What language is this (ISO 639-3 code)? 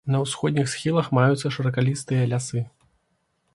bel